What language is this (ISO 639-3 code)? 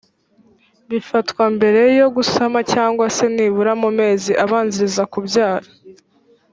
kin